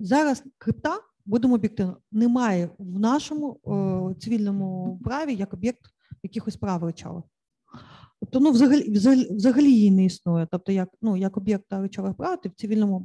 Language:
Ukrainian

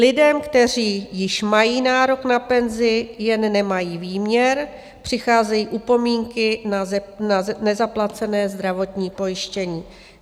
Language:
Czech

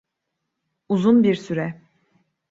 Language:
Turkish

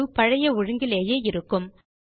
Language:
Tamil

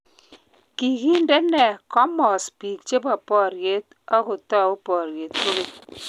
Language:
Kalenjin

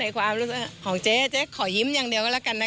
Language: Thai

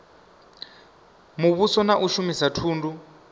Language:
Venda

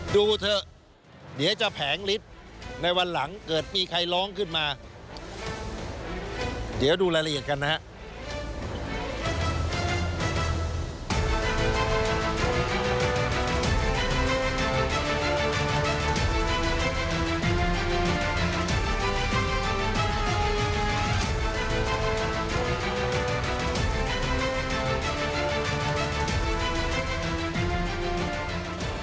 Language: Thai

